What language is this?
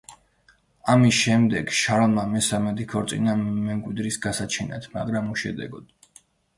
Georgian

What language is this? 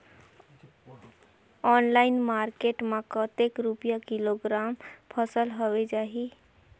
Chhattisgarhi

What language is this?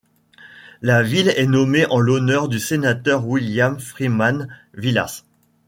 French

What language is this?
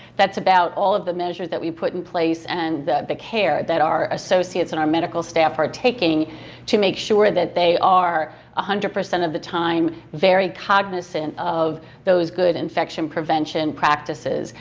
English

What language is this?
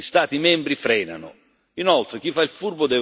Italian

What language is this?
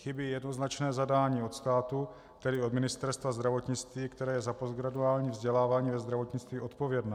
Czech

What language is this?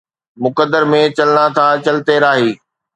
Sindhi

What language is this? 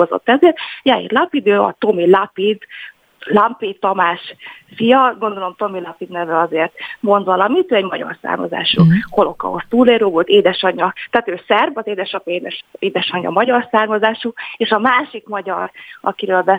Hungarian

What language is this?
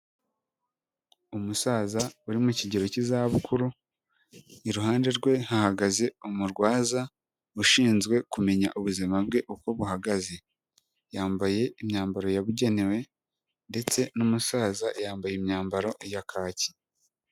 Kinyarwanda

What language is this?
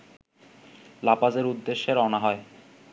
Bangla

